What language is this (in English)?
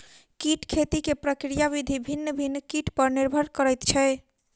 Maithili